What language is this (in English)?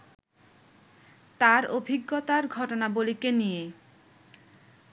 Bangla